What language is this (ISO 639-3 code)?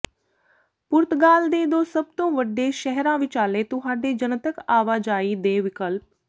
pan